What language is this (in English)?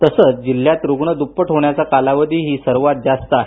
Marathi